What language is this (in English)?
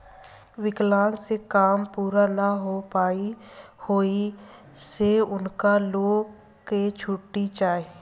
Bhojpuri